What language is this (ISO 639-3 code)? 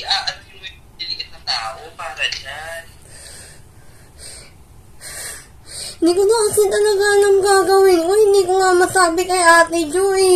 fil